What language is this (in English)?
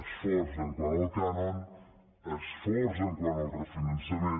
Catalan